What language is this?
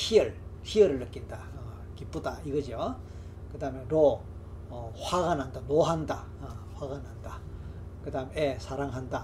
Korean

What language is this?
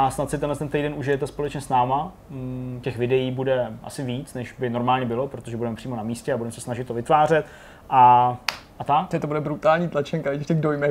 Czech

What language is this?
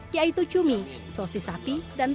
Indonesian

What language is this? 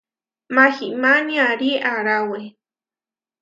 Huarijio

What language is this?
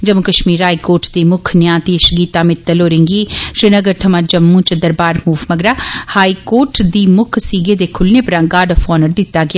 Dogri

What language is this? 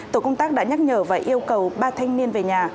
Vietnamese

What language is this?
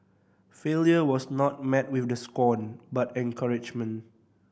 English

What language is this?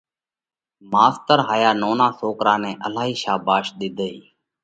Parkari Koli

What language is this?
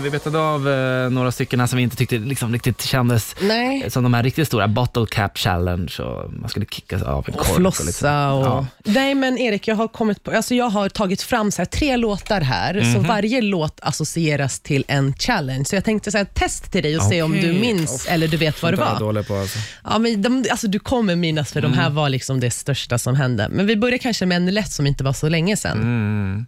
Swedish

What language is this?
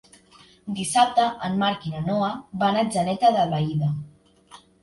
Catalan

